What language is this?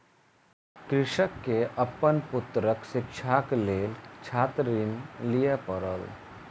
Maithili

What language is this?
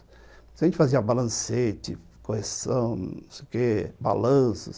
Portuguese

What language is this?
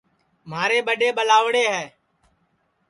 Sansi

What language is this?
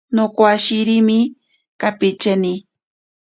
Ashéninka Perené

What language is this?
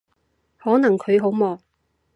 Cantonese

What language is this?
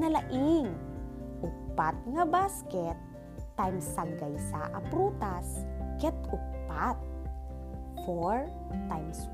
Filipino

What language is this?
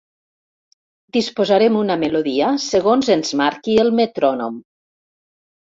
Catalan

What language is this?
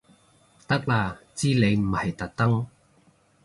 Cantonese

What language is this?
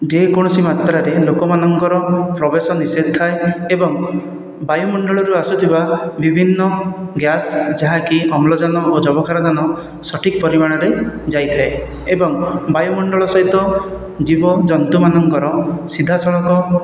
Odia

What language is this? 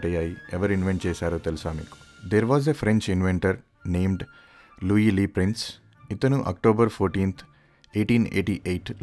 Telugu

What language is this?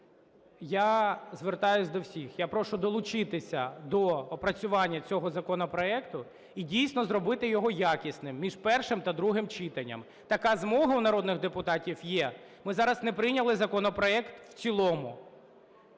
Ukrainian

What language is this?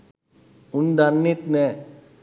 Sinhala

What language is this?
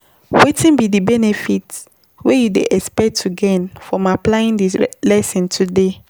Nigerian Pidgin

